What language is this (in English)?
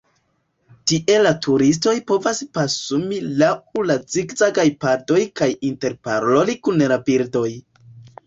Esperanto